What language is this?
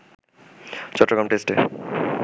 Bangla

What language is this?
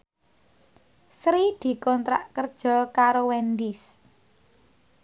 Javanese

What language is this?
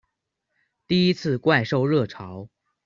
Chinese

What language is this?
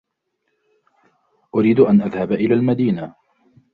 Arabic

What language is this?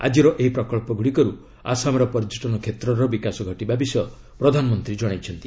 Odia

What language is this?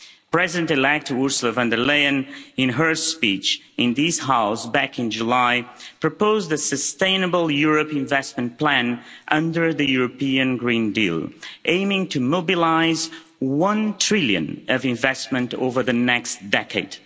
English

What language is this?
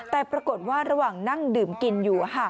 Thai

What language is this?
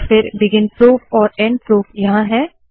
Hindi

